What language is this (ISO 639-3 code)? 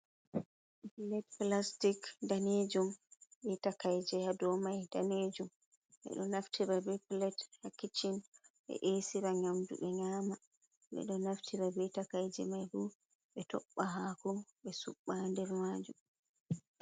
ful